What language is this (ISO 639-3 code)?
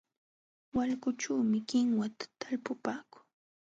qxw